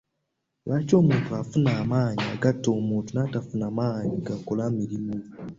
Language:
Ganda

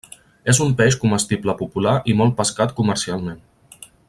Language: Catalan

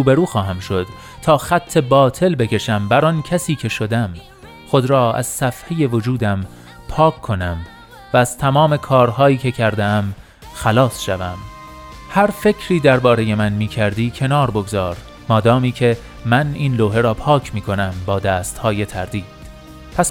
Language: Persian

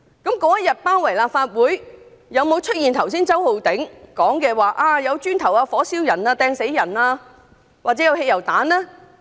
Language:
Cantonese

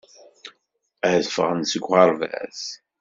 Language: Kabyle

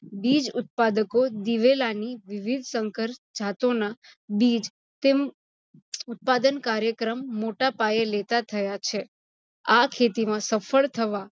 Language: Gujarati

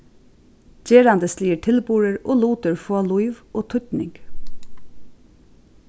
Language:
Faroese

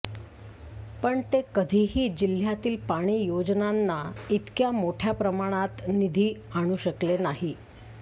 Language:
Marathi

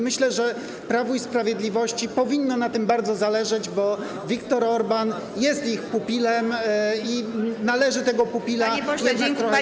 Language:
Polish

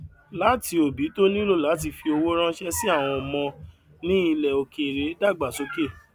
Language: Yoruba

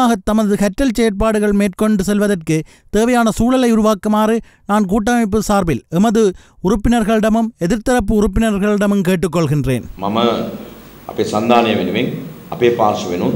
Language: Italian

